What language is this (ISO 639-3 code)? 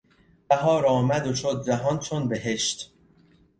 fas